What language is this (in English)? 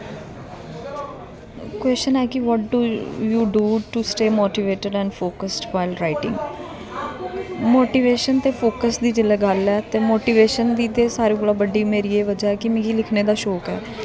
Dogri